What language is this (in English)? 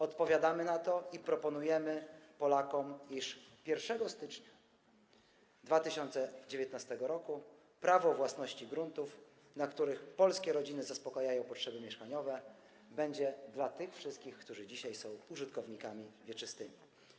Polish